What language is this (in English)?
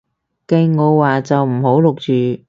Cantonese